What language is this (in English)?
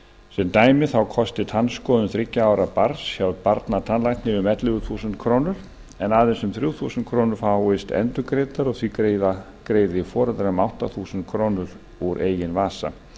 Icelandic